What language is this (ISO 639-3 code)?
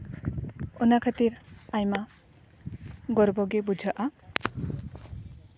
sat